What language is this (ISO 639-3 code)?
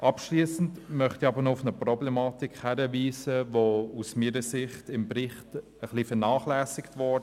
gsw